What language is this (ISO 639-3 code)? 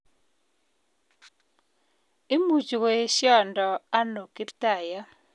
kln